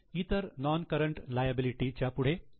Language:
Marathi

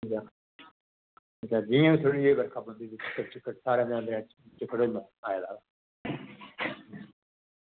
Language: Dogri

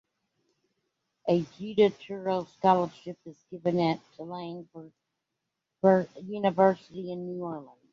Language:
English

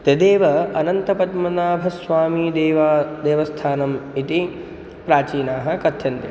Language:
Sanskrit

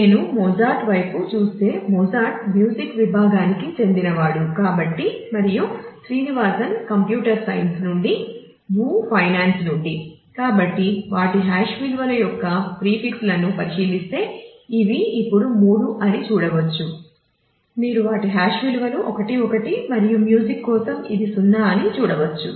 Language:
Telugu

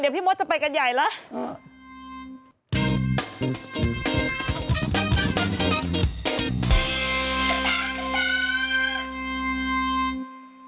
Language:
Thai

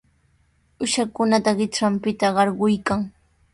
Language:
Sihuas Ancash Quechua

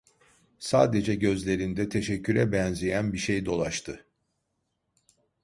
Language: Turkish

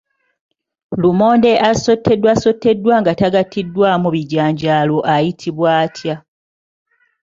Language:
Ganda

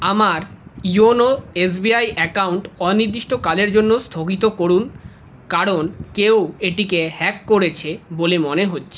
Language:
Bangla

